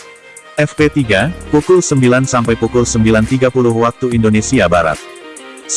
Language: Indonesian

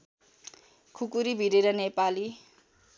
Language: Nepali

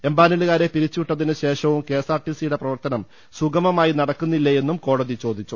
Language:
Malayalam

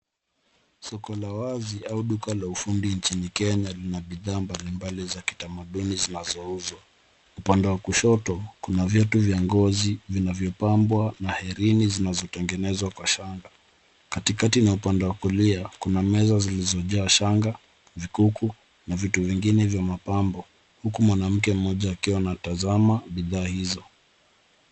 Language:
Swahili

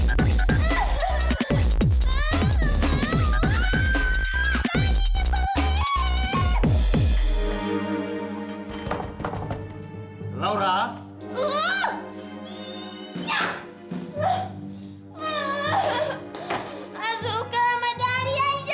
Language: Indonesian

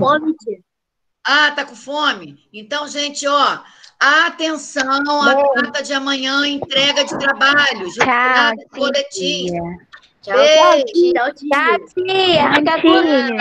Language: Portuguese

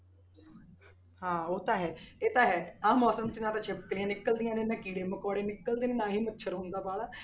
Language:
Punjabi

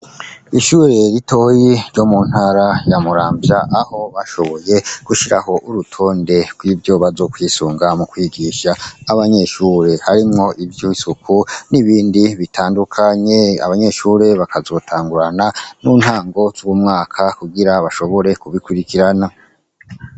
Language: Rundi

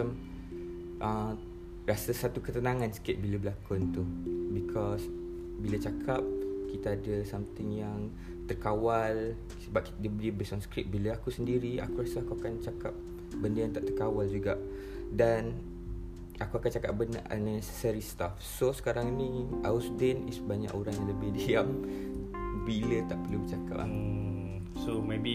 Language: Malay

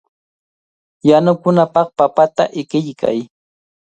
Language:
Cajatambo North Lima Quechua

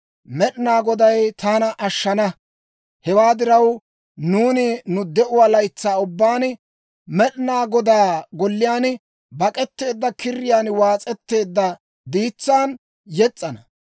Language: Dawro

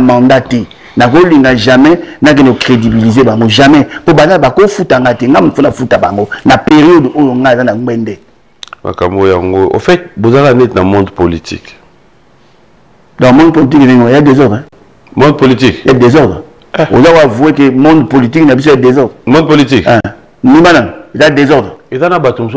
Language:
French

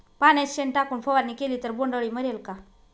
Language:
Marathi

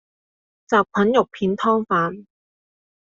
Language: Cantonese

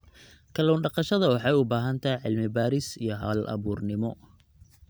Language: Somali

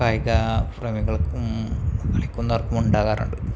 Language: Malayalam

